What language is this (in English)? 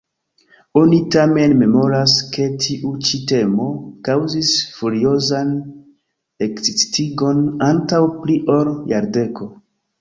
Esperanto